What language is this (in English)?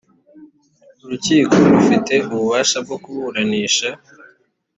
Kinyarwanda